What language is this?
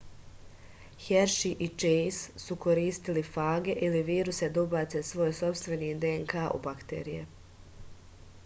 Serbian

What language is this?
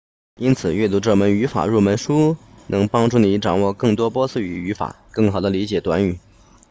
Chinese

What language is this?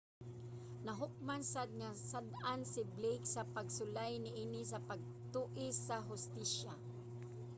Cebuano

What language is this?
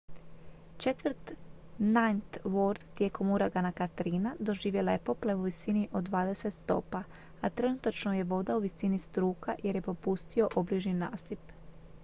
Croatian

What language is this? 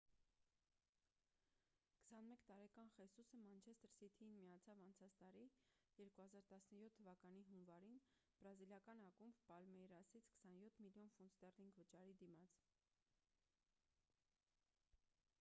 Armenian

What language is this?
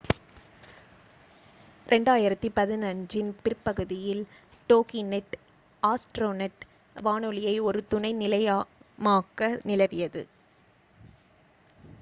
Tamil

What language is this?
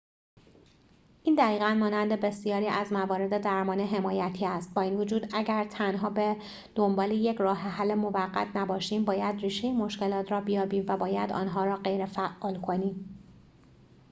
Persian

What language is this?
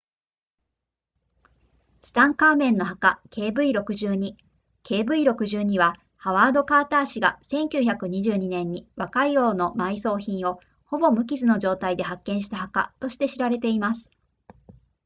Japanese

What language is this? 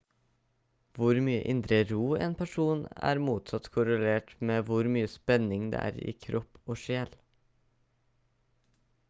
Norwegian Bokmål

